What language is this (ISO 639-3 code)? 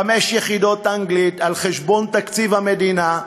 heb